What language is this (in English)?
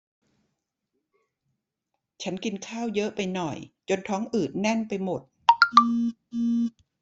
Thai